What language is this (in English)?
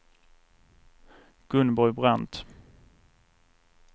Swedish